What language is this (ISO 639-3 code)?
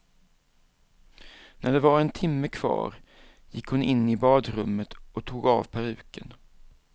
swe